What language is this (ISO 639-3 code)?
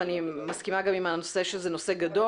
heb